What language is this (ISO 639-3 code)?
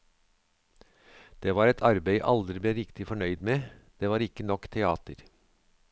nor